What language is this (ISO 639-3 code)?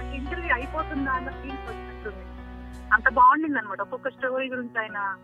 tel